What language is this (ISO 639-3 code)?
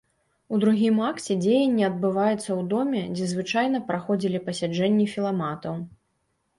bel